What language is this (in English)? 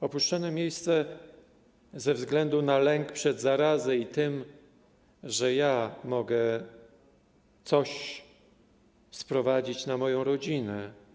Polish